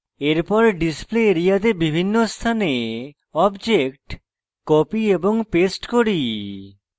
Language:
Bangla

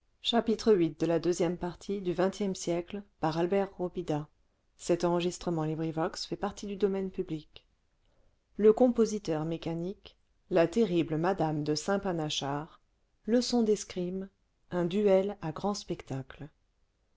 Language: French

